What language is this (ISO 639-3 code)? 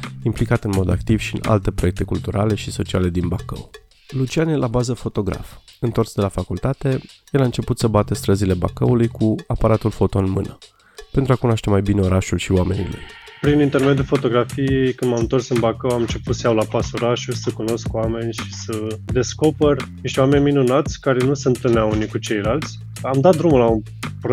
ron